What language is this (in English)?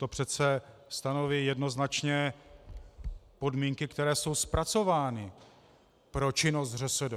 Czech